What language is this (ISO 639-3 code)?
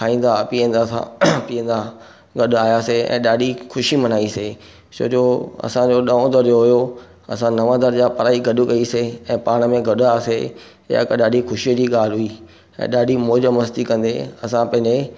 snd